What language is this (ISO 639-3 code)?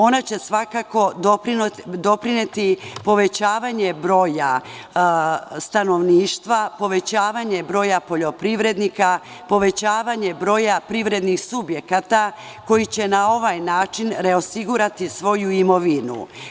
srp